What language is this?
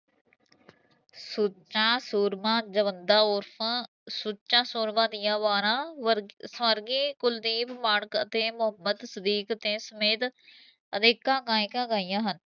Punjabi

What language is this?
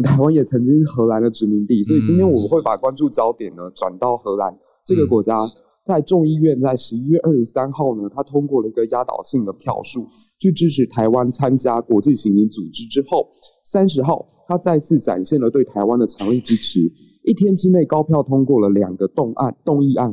Chinese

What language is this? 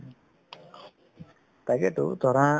Assamese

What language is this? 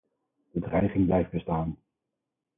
Dutch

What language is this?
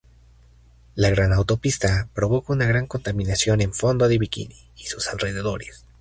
Spanish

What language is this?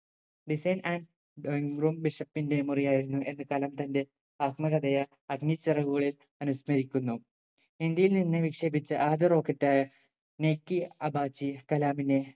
Malayalam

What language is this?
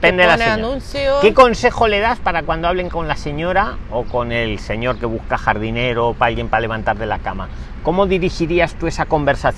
Spanish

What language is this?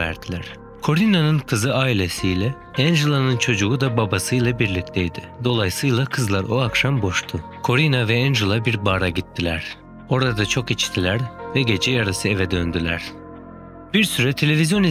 Turkish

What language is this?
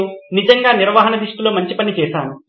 Telugu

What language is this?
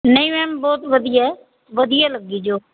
Punjabi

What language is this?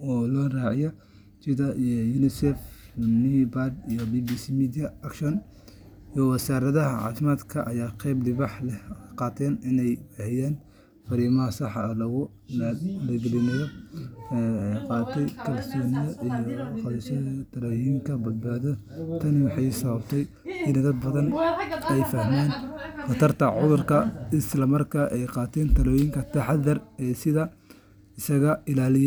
Somali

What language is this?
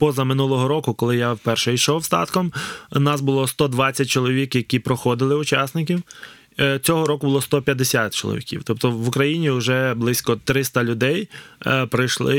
Ukrainian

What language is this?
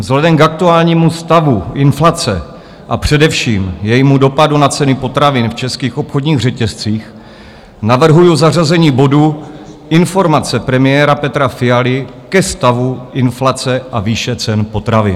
Czech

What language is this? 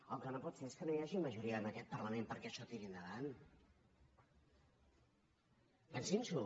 Catalan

